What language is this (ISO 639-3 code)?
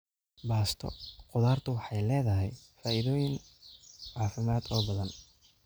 som